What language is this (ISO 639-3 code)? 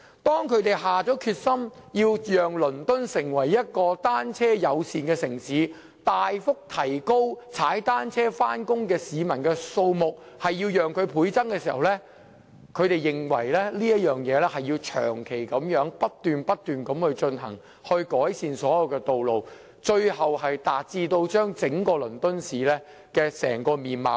yue